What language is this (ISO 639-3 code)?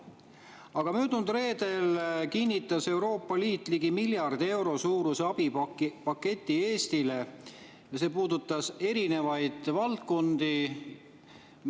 est